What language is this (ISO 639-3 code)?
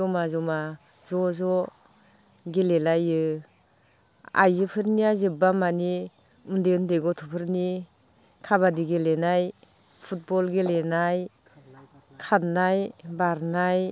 brx